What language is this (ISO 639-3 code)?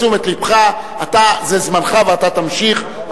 heb